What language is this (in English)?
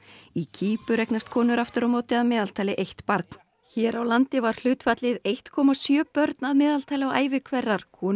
Icelandic